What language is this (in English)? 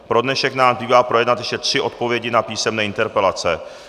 Czech